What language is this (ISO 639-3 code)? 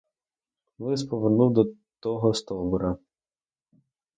ukr